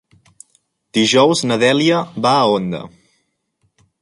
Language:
Catalan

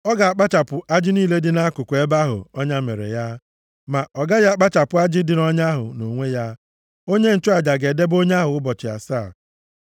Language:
Igbo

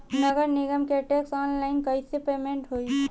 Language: Bhojpuri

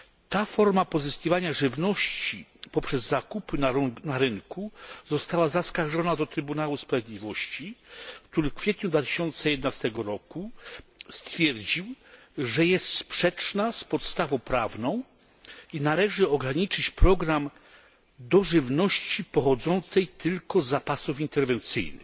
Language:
Polish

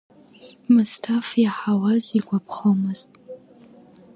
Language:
Abkhazian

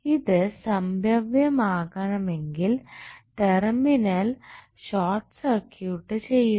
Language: Malayalam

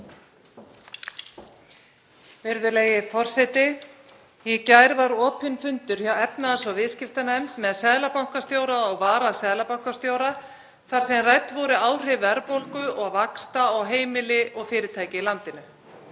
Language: Icelandic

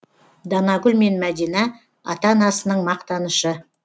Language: Kazakh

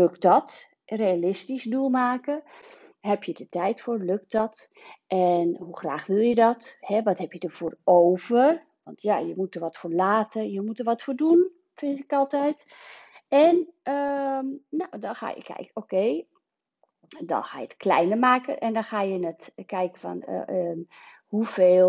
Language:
Dutch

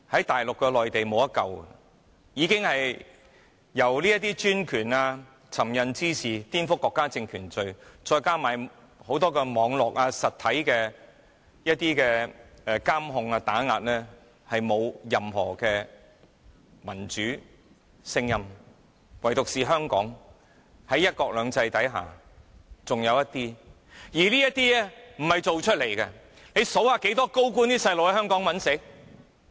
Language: Cantonese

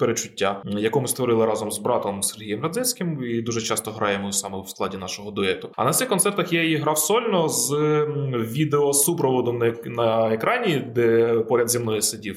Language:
Ukrainian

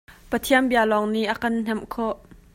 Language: Hakha Chin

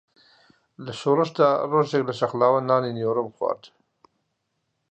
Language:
Central Kurdish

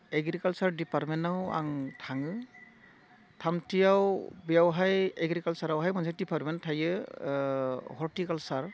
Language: Bodo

